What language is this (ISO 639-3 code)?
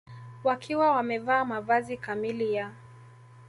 swa